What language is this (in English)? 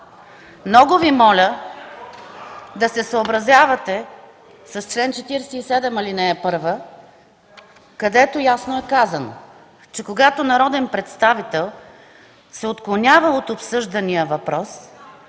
Bulgarian